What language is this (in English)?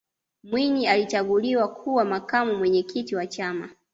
Swahili